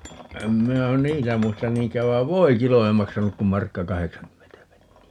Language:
Finnish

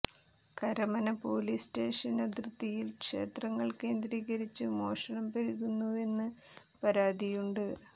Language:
Malayalam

